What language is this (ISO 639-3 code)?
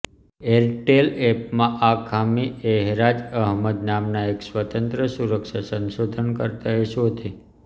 guj